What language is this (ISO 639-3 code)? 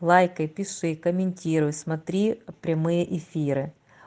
rus